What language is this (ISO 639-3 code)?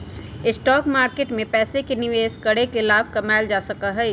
mag